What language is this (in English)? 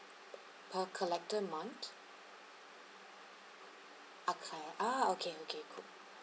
English